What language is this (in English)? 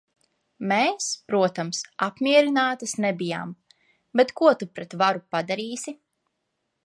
Latvian